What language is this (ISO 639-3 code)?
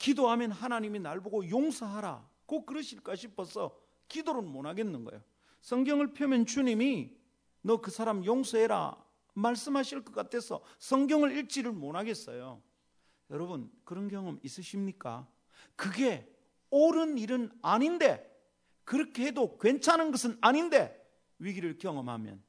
kor